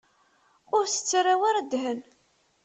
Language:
Kabyle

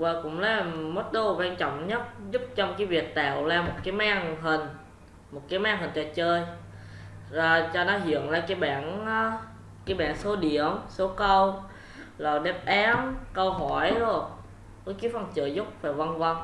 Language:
Vietnamese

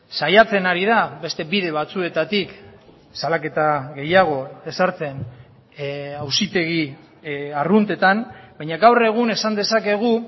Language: Basque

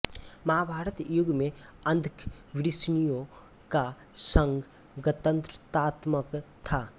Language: Hindi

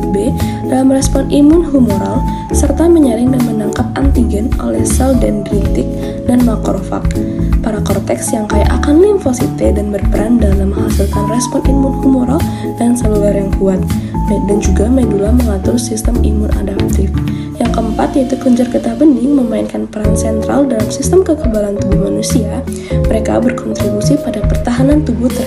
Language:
Indonesian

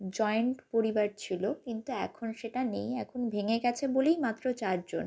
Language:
Bangla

